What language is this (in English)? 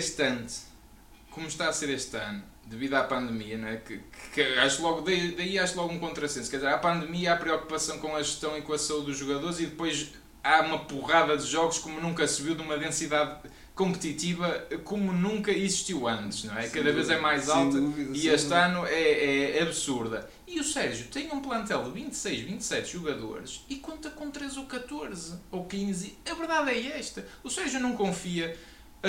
Portuguese